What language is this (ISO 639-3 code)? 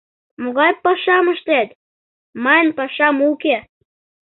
chm